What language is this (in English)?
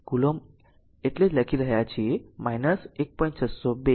Gujarati